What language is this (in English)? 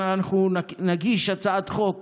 Hebrew